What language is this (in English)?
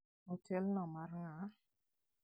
Luo (Kenya and Tanzania)